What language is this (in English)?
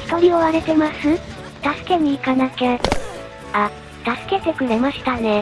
Japanese